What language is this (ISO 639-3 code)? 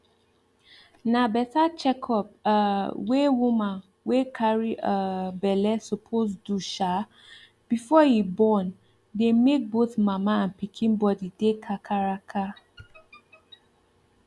pcm